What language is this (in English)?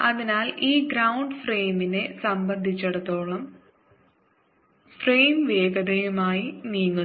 Malayalam